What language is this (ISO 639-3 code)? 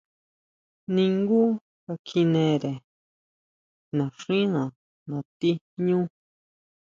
mau